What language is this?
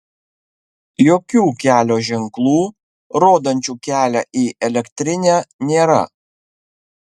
Lithuanian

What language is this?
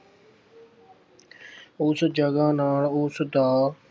Punjabi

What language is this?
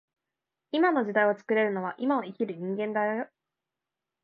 Japanese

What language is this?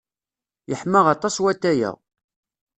Kabyle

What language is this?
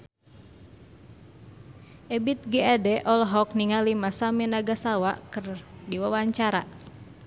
Sundanese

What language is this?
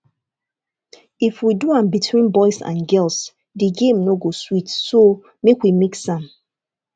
Nigerian Pidgin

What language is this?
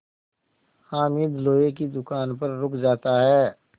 Hindi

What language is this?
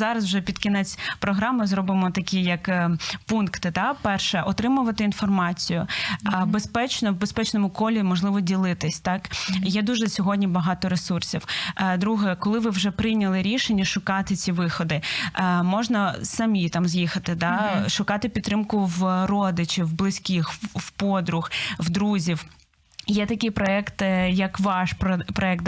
Ukrainian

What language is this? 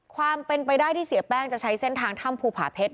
Thai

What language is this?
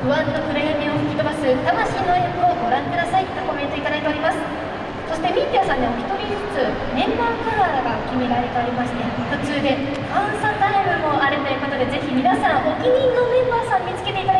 Japanese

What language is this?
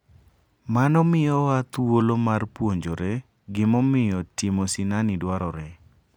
Luo (Kenya and Tanzania)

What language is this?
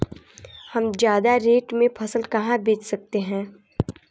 Hindi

